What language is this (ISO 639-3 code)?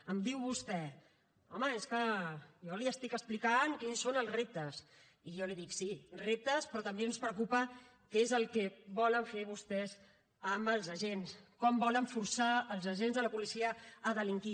cat